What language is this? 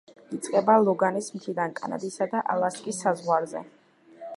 Georgian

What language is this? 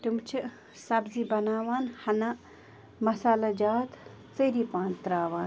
Kashmiri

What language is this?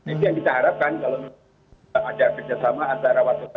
Indonesian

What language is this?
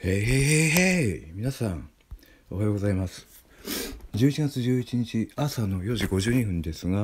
Japanese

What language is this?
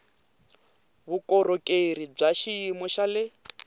Tsonga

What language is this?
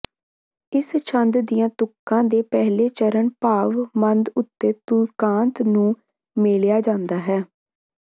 Punjabi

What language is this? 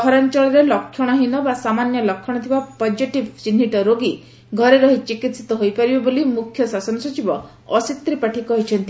Odia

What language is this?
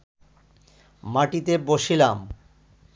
Bangla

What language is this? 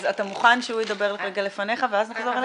Hebrew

